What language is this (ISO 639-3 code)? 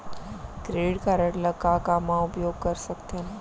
hne